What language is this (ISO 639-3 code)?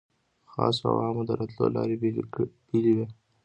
pus